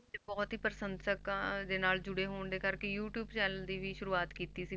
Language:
Punjabi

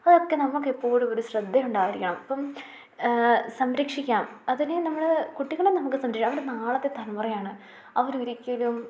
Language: Malayalam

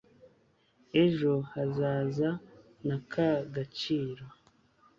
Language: Kinyarwanda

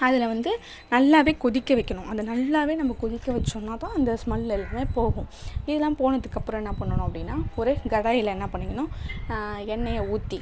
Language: Tamil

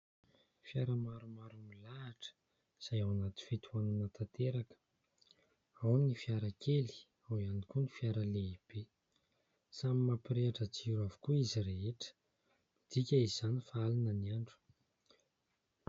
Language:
Malagasy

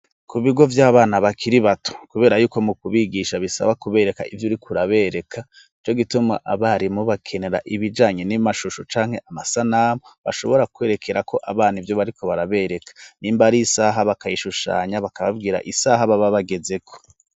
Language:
Rundi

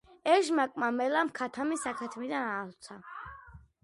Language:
Georgian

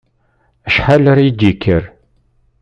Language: Kabyle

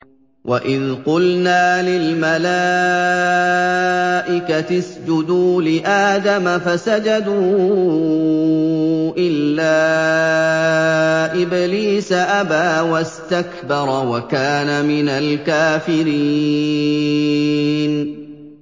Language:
Arabic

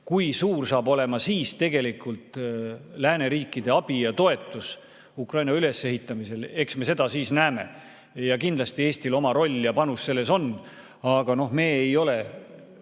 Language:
Estonian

